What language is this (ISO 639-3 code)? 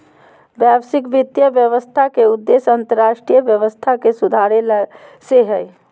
mag